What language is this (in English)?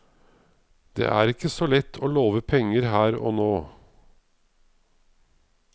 Norwegian